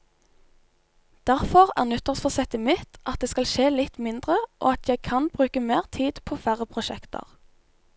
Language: Norwegian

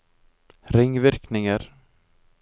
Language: Norwegian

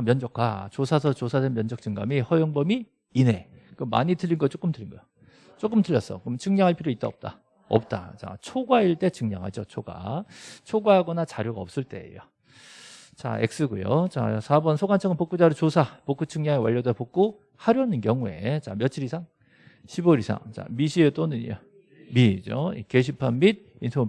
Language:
Korean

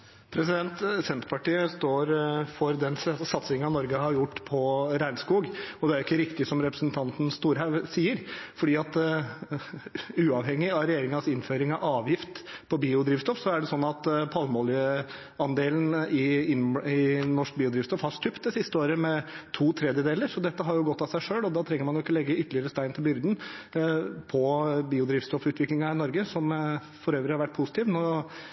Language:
Norwegian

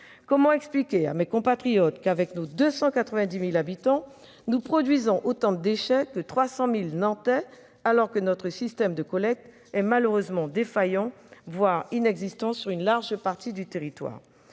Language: French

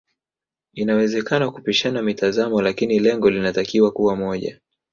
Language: Swahili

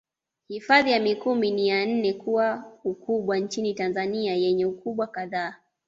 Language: Swahili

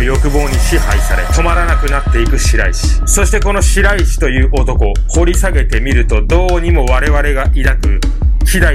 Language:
Japanese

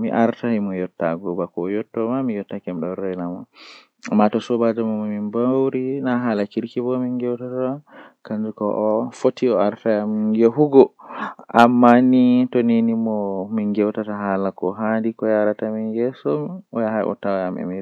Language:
Western Niger Fulfulde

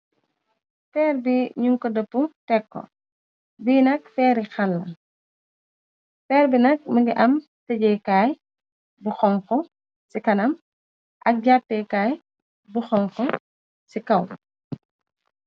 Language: Wolof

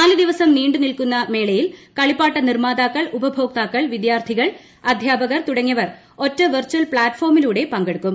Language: Malayalam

